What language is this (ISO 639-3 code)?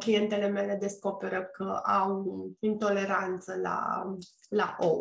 ron